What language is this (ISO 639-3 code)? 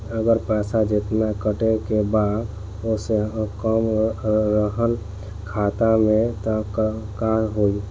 bho